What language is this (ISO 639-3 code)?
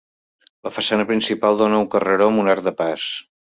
cat